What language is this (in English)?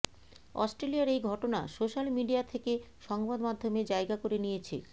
Bangla